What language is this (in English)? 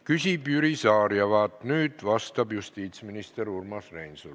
Estonian